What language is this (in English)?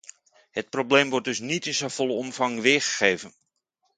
Dutch